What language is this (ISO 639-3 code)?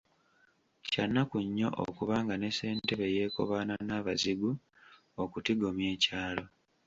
lug